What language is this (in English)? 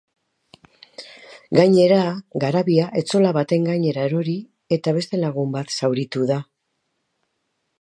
Basque